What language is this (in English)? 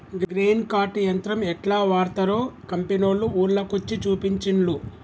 Telugu